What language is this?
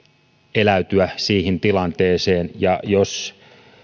Finnish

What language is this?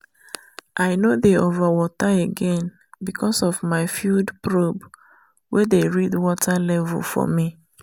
Nigerian Pidgin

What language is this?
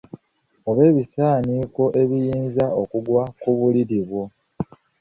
Ganda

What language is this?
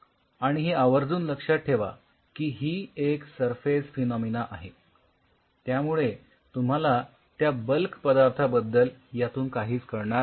Marathi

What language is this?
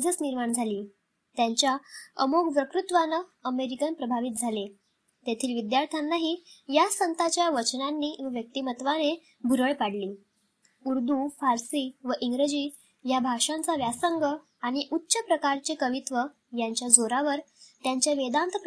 Marathi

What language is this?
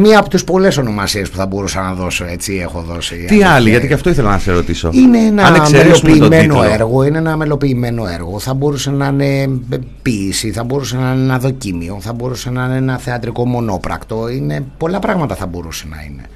Greek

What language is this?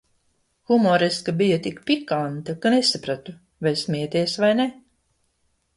Latvian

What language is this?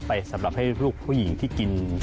Thai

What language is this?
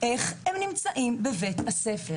Hebrew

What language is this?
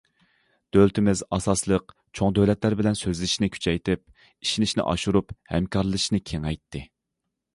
Uyghur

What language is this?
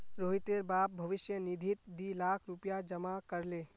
Magahi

